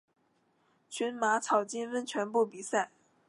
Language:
Chinese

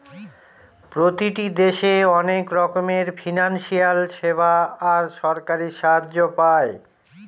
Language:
Bangla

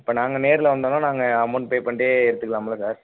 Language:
Tamil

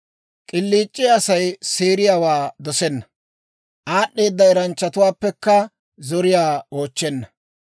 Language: Dawro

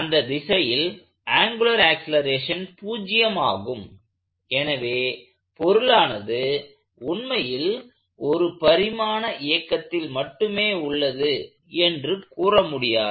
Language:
Tamil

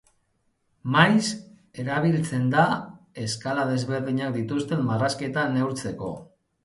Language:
Basque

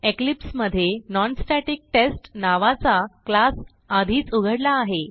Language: Marathi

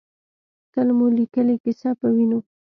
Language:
Pashto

